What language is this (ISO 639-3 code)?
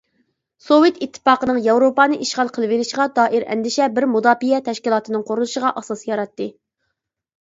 uig